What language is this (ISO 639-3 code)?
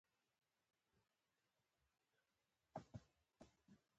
pus